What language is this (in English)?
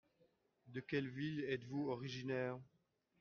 French